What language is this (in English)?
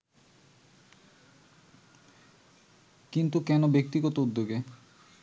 Bangla